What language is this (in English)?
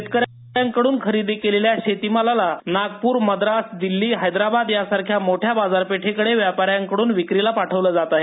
Marathi